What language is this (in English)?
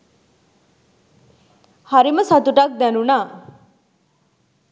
Sinhala